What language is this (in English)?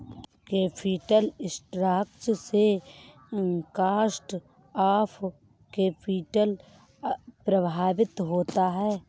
Hindi